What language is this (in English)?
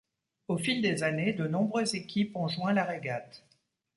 French